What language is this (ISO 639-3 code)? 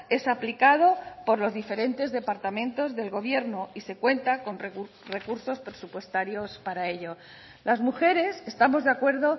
spa